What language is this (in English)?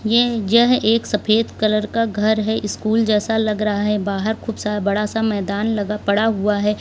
Hindi